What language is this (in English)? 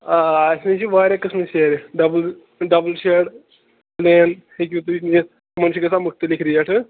Kashmiri